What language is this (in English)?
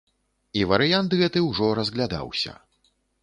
Belarusian